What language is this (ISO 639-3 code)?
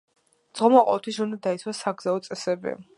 kat